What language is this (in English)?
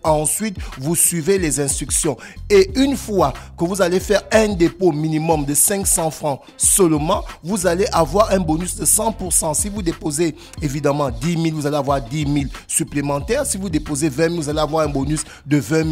French